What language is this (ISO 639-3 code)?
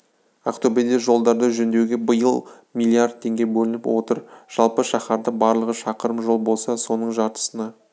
kaz